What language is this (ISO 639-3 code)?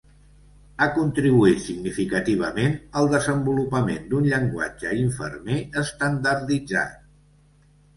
cat